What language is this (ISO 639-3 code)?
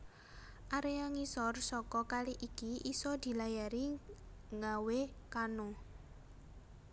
jav